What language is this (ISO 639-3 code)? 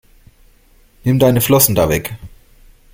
deu